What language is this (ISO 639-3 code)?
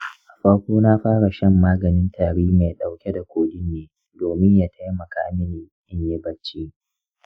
hau